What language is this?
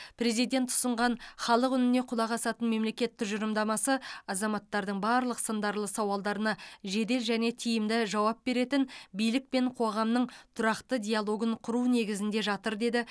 Kazakh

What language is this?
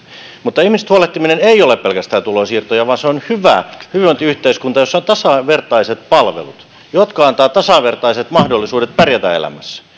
Finnish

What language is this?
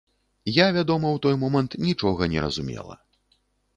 Belarusian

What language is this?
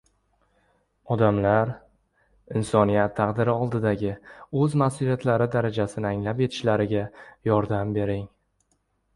Uzbek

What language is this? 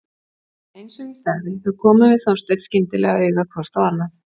Icelandic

